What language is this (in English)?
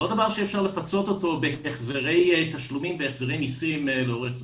Hebrew